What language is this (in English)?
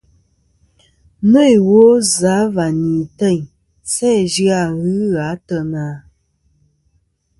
Kom